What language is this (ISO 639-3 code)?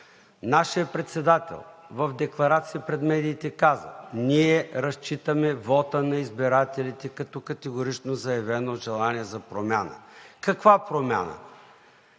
bul